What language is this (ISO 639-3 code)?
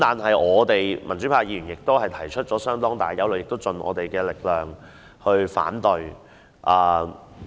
yue